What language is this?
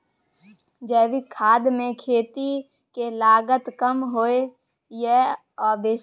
Maithili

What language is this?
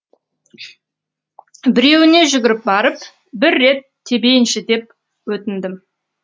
Kazakh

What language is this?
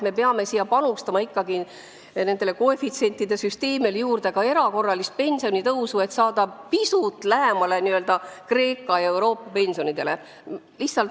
Estonian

